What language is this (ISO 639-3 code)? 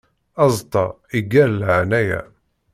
kab